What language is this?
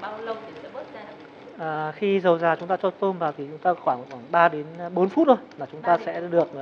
Vietnamese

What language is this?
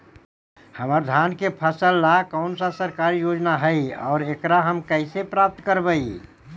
Magahi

